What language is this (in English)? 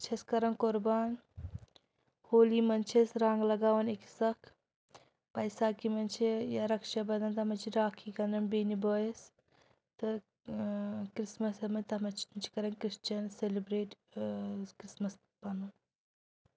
Kashmiri